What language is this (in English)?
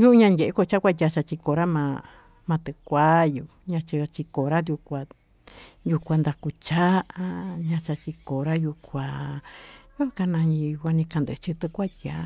Tututepec Mixtec